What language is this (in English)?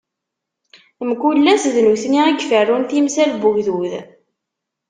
Kabyle